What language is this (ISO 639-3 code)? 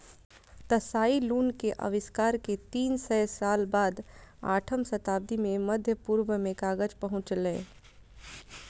mai